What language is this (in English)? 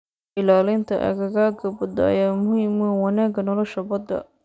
Somali